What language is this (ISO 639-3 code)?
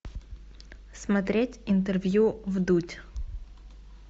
rus